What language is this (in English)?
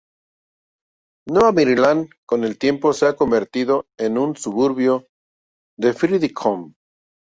Spanish